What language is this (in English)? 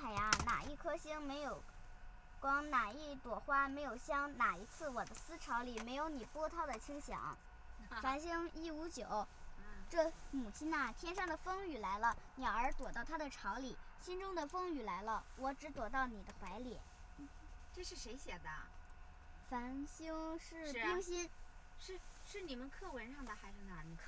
Chinese